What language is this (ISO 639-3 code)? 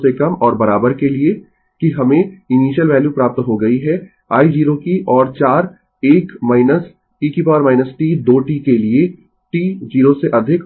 hin